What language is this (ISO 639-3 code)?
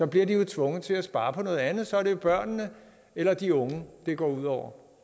dan